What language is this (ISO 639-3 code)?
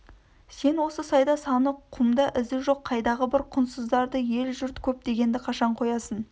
kaz